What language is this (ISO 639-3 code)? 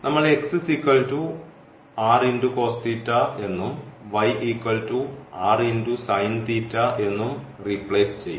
mal